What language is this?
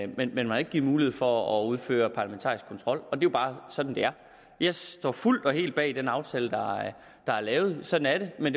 Danish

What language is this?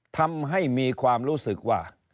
Thai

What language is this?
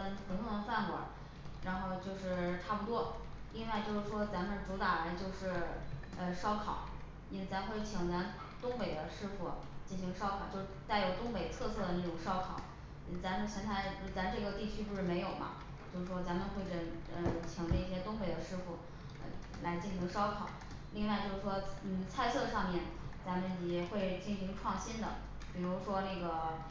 Chinese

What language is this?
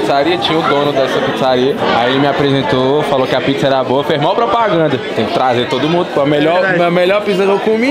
Portuguese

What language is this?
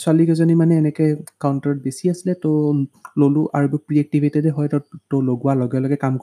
Hindi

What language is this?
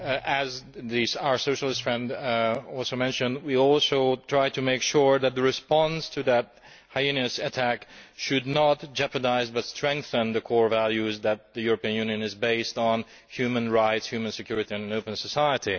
English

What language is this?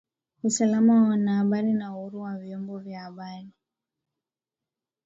Swahili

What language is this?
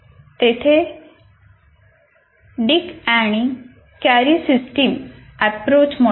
Marathi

